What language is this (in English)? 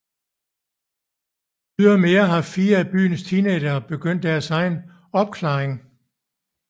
Danish